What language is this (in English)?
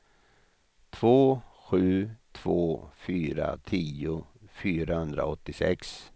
Swedish